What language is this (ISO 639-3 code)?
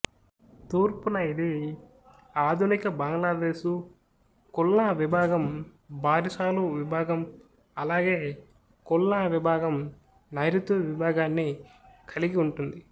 tel